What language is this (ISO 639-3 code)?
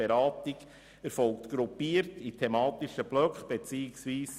gsw